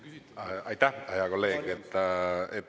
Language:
Estonian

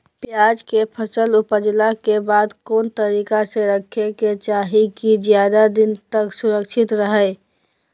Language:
Magahi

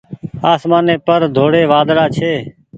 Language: Goaria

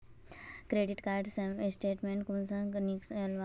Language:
Magahi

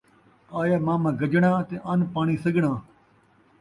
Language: Saraiki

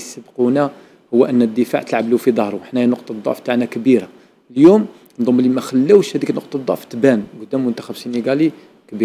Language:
Arabic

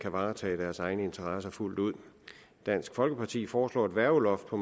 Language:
Danish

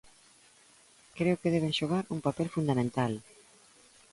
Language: Galician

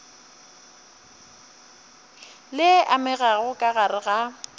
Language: Northern Sotho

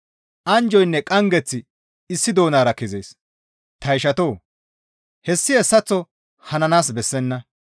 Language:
Gamo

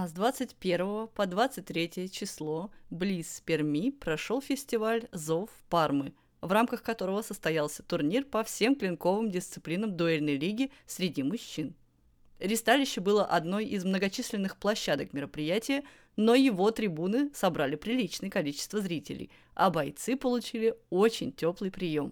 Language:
Russian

